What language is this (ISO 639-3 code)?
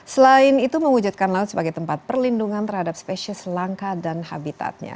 ind